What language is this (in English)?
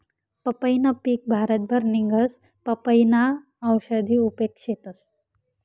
Marathi